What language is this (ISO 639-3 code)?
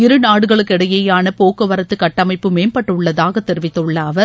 tam